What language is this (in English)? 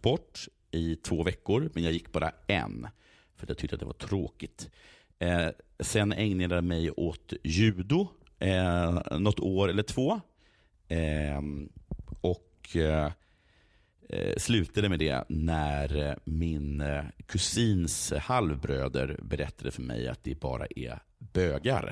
Swedish